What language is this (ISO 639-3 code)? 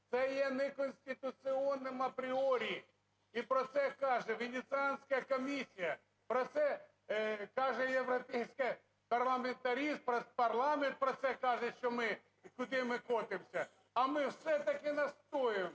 ukr